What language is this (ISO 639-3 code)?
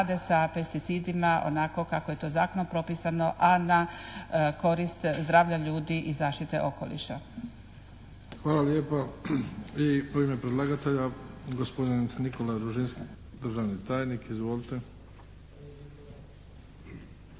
hrv